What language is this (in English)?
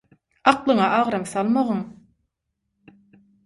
Turkmen